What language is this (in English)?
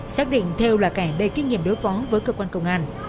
Vietnamese